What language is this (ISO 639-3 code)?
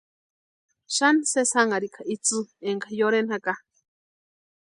pua